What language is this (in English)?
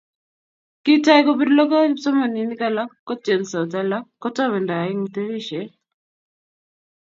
Kalenjin